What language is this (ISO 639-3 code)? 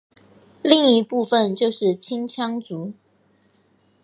zho